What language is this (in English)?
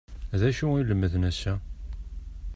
Kabyle